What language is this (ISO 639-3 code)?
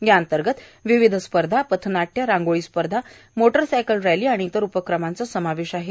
mar